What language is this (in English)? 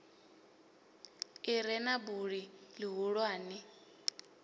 Venda